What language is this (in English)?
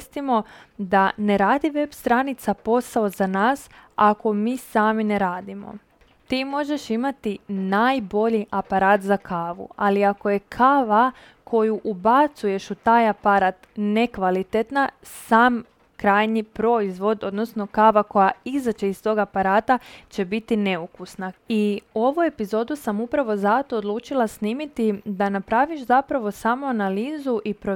Croatian